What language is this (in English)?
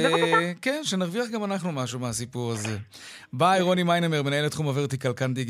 Hebrew